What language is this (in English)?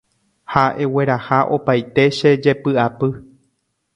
Guarani